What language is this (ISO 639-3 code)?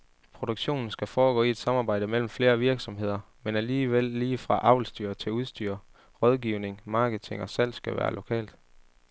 dan